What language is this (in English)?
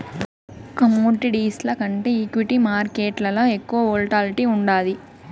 Telugu